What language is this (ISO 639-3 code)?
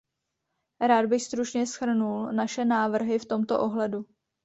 ces